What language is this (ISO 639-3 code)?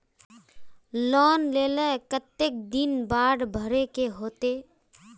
mag